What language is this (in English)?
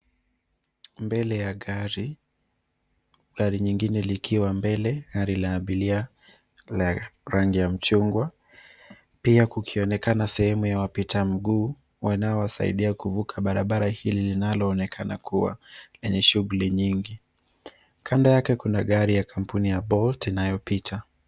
Swahili